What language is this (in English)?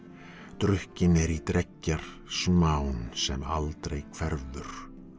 Icelandic